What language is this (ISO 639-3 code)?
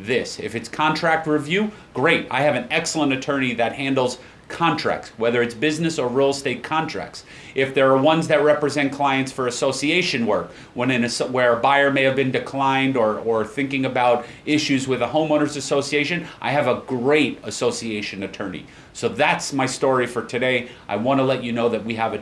eng